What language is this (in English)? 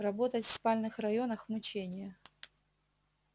Russian